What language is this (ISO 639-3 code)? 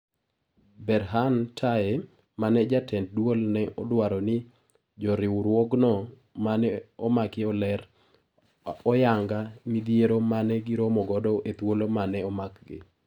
luo